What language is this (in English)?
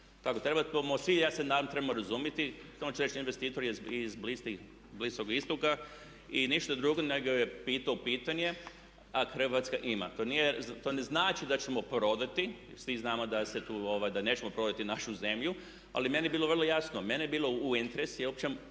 Croatian